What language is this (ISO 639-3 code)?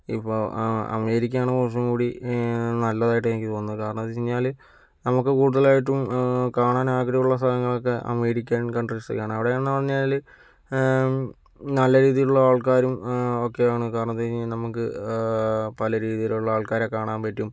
mal